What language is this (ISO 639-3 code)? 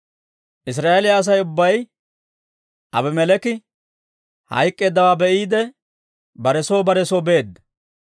dwr